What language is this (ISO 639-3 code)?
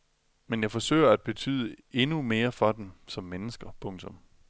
dan